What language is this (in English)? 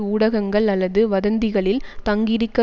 Tamil